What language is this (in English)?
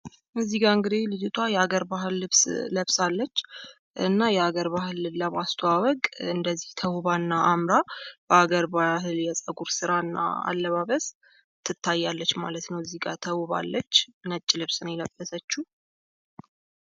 Amharic